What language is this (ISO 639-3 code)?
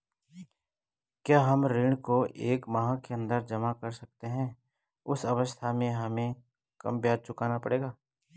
hin